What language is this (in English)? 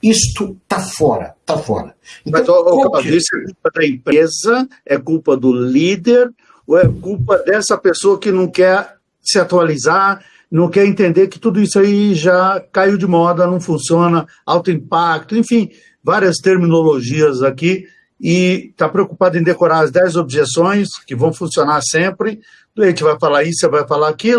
Portuguese